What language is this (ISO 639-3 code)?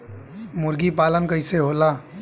bho